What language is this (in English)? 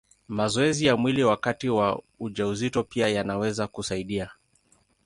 Swahili